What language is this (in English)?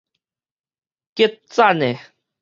Min Nan Chinese